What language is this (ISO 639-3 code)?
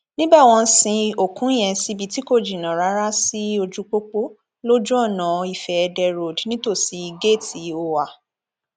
yor